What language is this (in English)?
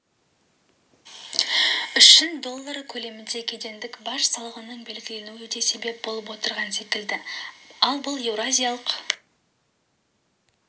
Kazakh